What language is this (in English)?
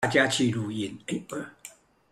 Chinese